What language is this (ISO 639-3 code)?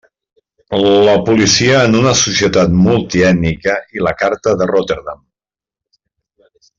cat